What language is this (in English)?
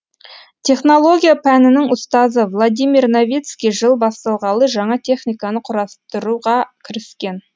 Kazakh